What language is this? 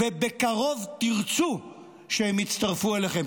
Hebrew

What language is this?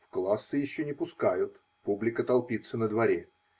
Russian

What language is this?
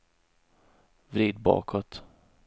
Swedish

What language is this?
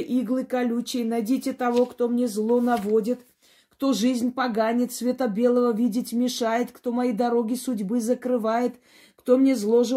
Russian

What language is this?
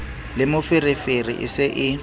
Southern Sotho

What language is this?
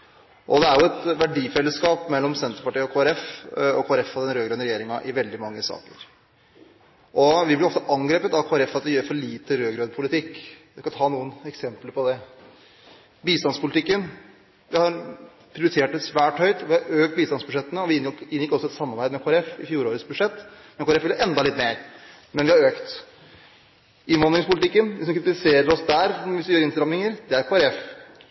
Norwegian Bokmål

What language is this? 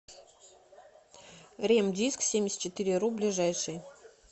Russian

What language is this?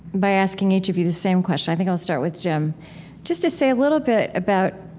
English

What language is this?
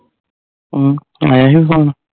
Punjabi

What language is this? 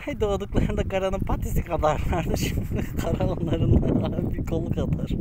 Turkish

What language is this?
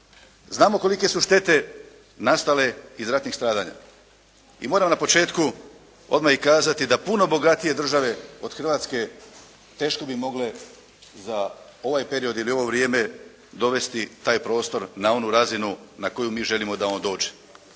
Croatian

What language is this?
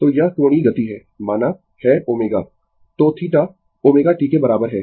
Hindi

